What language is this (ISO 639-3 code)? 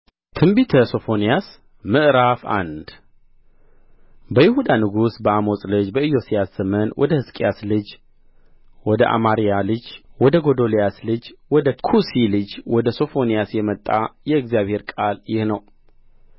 amh